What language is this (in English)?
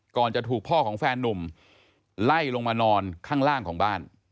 Thai